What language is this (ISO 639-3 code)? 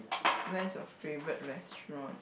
eng